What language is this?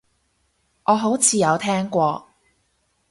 Cantonese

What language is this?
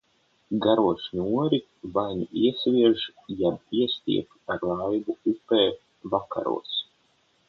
Latvian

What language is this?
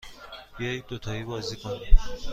Persian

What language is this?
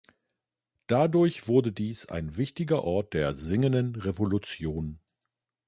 German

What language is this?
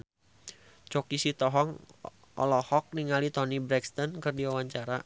Sundanese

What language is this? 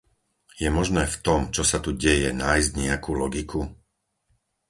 Slovak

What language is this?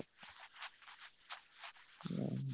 Odia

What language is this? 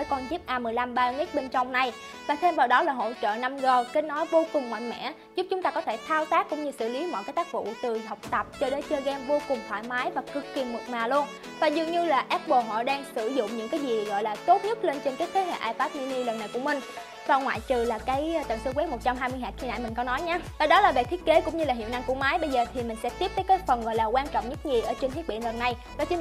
Vietnamese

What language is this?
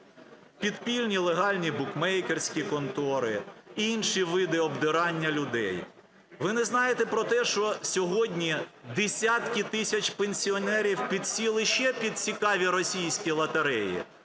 Ukrainian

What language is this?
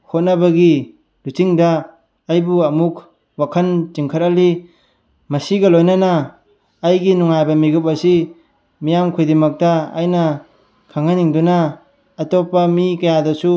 Manipuri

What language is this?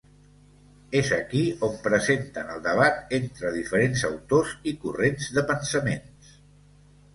Catalan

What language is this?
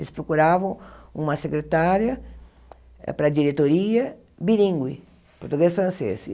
Portuguese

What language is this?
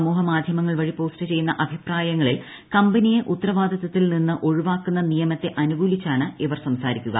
Malayalam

